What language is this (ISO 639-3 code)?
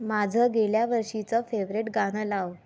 mar